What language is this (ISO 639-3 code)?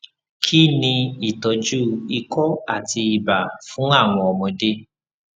yor